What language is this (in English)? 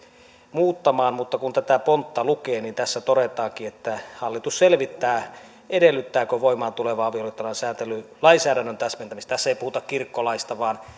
Finnish